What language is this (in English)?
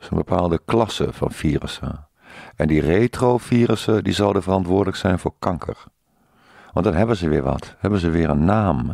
Dutch